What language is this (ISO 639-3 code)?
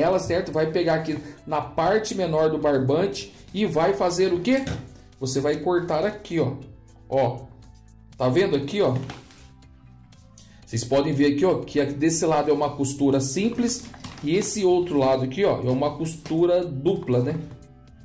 por